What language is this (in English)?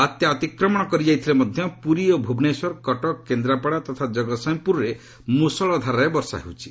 Odia